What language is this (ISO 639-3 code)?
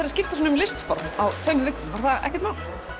isl